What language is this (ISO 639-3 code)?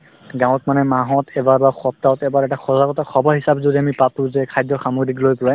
asm